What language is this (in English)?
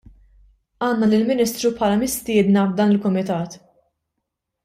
Maltese